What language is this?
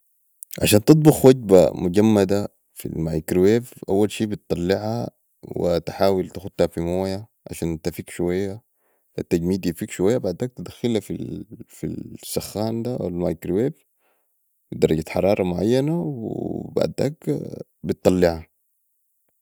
Sudanese Arabic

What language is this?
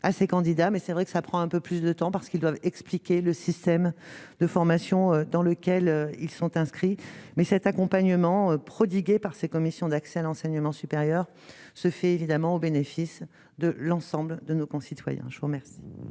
French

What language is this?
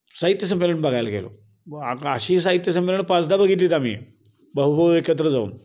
Marathi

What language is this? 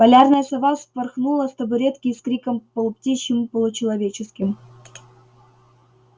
Russian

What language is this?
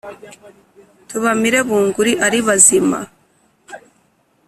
Kinyarwanda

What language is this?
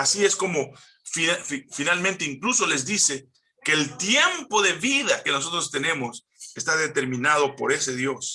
Spanish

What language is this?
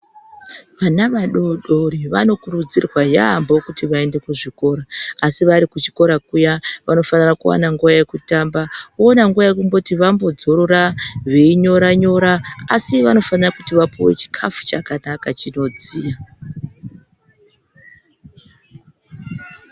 Ndau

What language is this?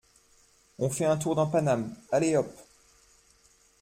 French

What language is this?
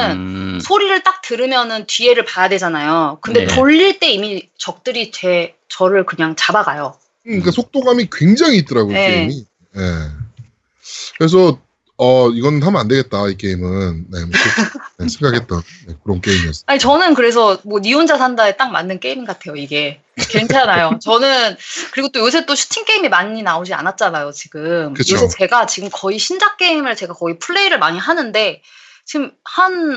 Korean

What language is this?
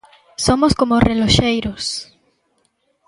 Galician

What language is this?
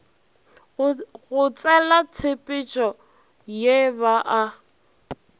Northern Sotho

